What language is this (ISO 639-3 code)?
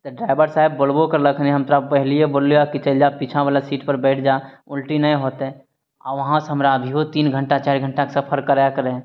mai